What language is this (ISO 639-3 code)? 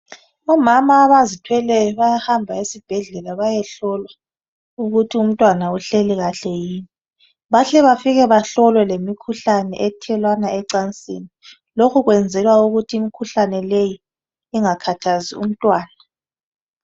nde